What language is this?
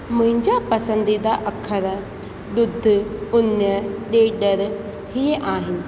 Sindhi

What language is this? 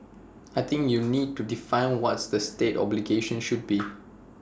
English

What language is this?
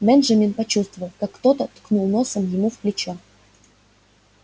Russian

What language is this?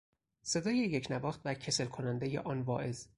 Persian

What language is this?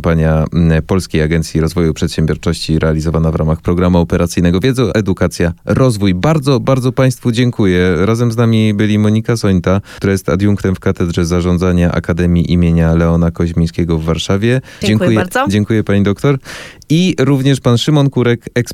Polish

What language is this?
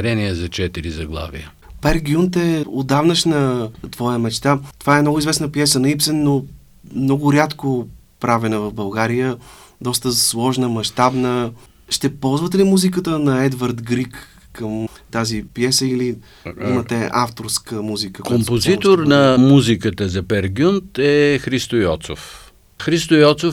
Bulgarian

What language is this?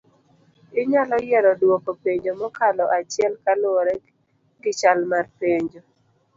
Luo (Kenya and Tanzania)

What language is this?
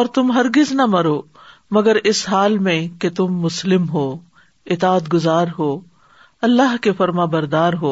Urdu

